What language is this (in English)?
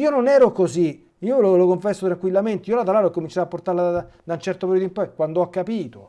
Italian